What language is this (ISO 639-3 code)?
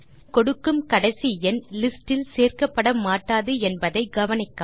tam